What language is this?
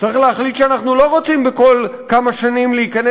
Hebrew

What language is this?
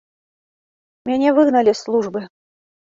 Belarusian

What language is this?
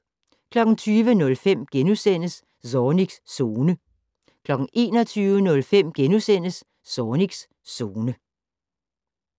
Danish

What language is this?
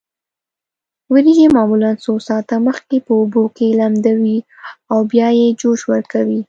Pashto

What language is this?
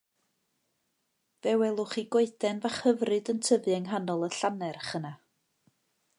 Welsh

